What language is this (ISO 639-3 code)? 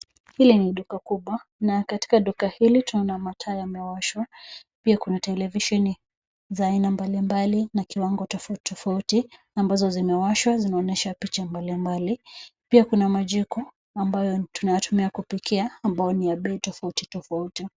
swa